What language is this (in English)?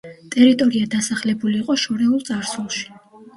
Georgian